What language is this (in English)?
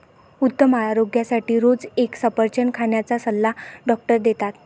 Marathi